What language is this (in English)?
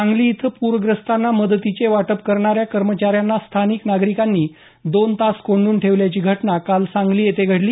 Marathi